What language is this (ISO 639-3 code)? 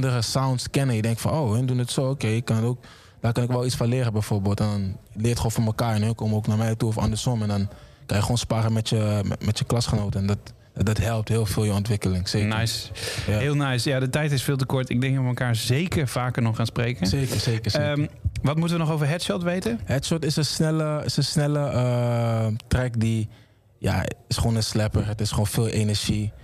nld